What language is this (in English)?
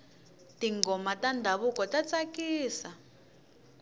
Tsonga